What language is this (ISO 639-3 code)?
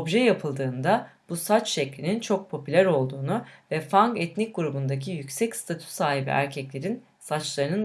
tur